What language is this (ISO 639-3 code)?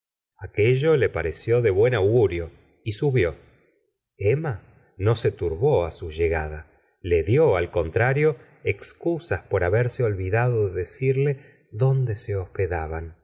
spa